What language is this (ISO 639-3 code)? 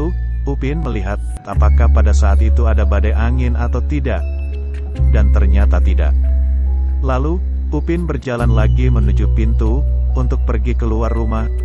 ind